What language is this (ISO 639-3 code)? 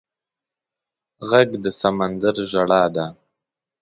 pus